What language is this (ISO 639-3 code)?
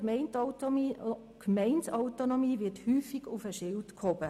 gsw